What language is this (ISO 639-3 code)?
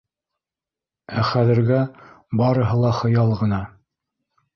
bak